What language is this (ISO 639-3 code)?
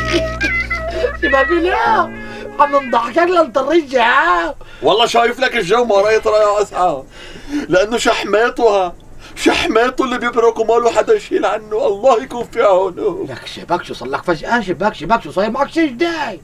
ara